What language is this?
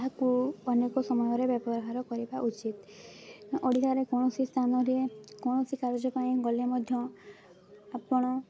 Odia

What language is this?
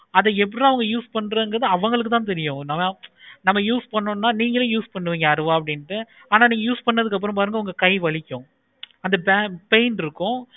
Tamil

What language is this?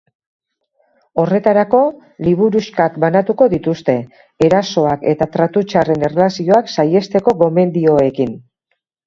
Basque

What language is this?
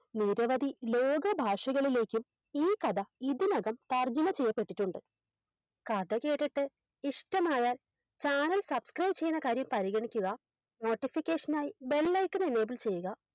Malayalam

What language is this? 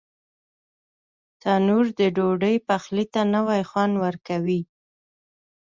Pashto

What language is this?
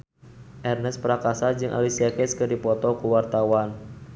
Sundanese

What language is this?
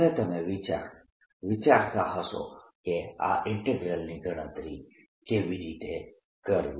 Gujarati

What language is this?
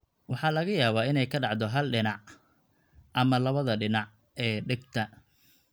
Somali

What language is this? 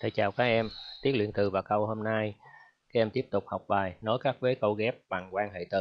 Vietnamese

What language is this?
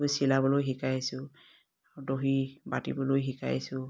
Assamese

